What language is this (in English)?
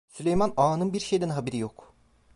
Turkish